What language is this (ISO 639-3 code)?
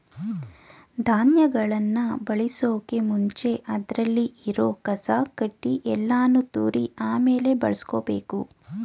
kan